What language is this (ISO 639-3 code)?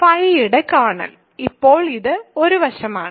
mal